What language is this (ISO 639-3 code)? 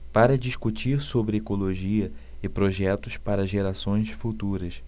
por